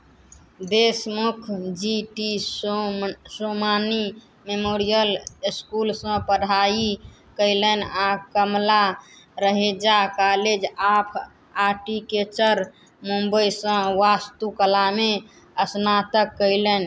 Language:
Maithili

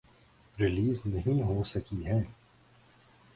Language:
Urdu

